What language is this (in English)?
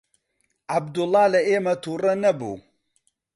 Central Kurdish